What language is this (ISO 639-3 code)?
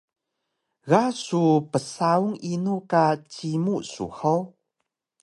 trv